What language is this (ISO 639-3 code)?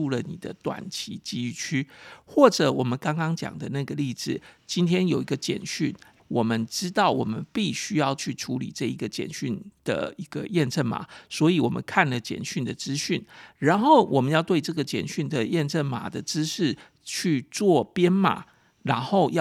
zho